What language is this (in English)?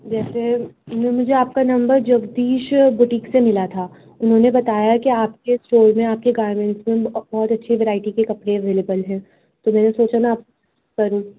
Urdu